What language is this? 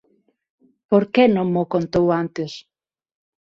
Galician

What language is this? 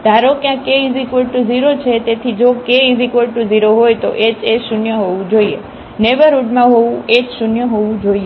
Gujarati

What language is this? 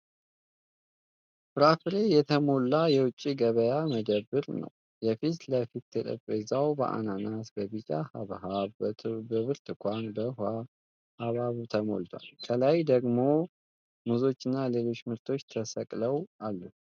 Amharic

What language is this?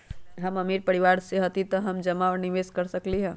Magahi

